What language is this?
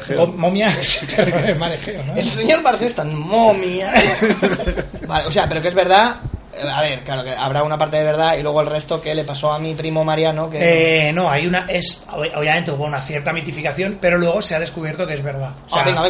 Spanish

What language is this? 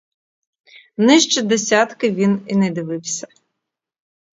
Ukrainian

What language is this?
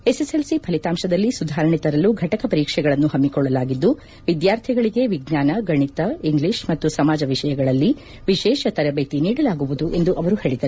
Kannada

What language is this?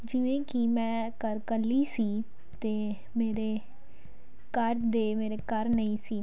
Punjabi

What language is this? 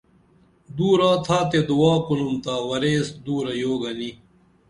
Dameli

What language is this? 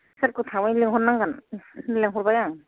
Bodo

